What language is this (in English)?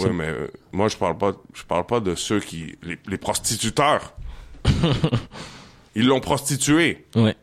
French